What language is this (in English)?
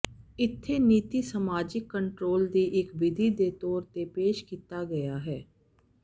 Punjabi